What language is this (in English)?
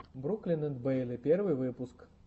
Russian